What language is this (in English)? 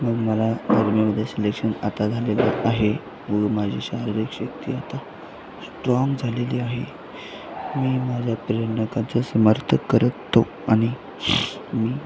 Marathi